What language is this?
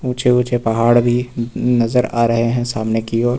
Hindi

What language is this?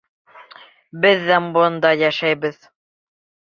Bashkir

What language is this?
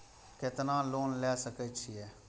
Maithili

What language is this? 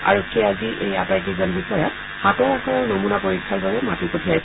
Assamese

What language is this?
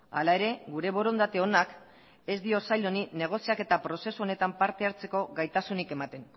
Basque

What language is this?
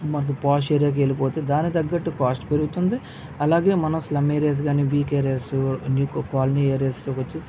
Telugu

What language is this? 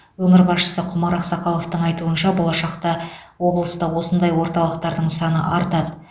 Kazakh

